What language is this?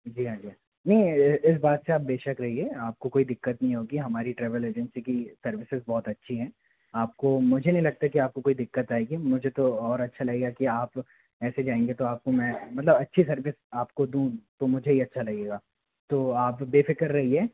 Hindi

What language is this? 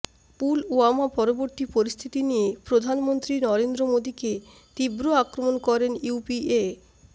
Bangla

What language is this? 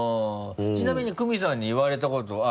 Japanese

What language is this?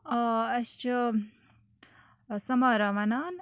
Kashmiri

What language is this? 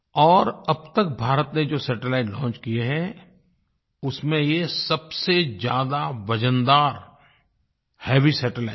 Hindi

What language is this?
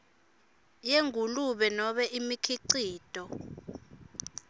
Swati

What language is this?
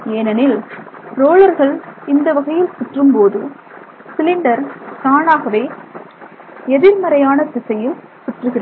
Tamil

